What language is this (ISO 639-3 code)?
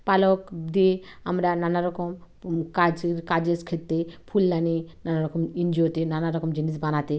ben